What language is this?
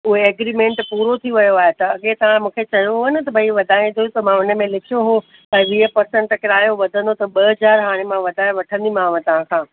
Sindhi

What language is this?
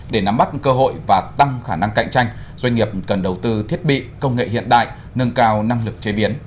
Vietnamese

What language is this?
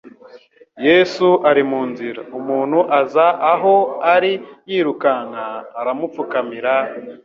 Kinyarwanda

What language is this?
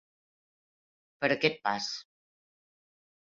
Catalan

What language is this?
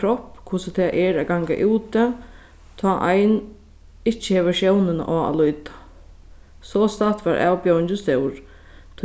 Faroese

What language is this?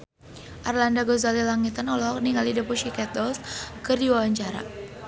Sundanese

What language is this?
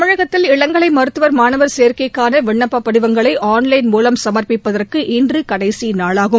Tamil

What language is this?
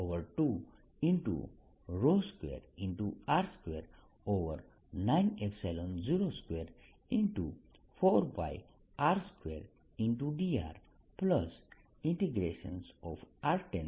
Gujarati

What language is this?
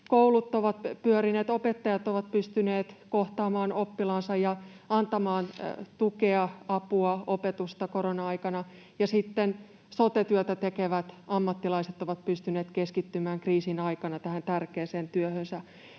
Finnish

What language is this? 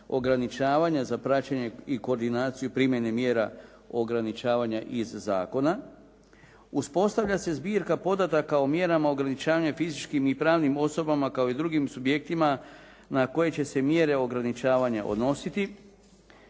Croatian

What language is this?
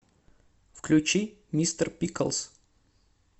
Russian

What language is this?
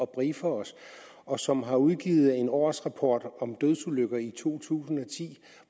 Danish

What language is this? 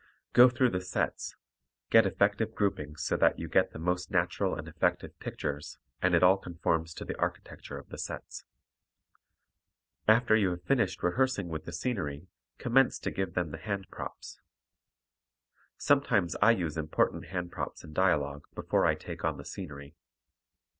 English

